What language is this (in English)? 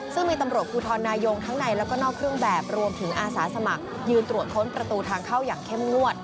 Thai